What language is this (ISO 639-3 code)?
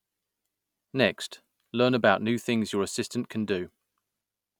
eng